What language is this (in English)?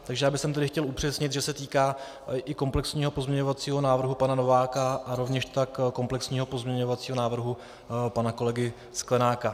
Czech